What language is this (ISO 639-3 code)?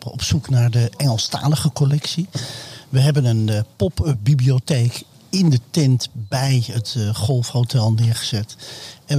nld